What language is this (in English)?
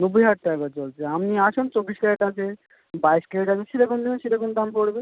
Bangla